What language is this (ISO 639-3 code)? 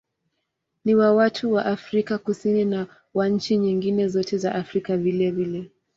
swa